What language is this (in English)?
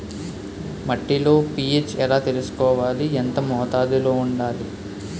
Telugu